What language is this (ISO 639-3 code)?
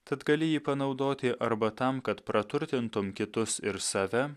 lit